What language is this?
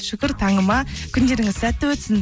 Kazakh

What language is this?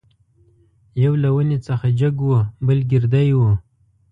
Pashto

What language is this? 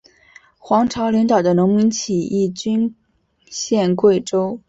Chinese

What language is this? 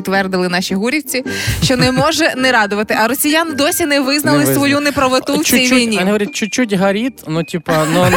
Ukrainian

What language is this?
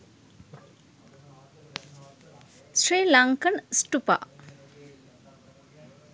Sinhala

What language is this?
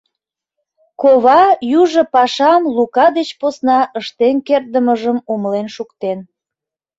Mari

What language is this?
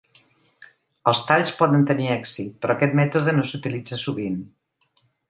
Catalan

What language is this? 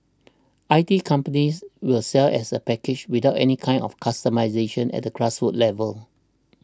English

